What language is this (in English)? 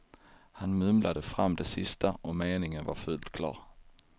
Swedish